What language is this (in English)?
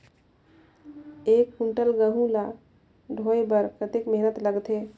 Chhattisgarhi